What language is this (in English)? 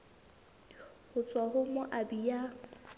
Southern Sotho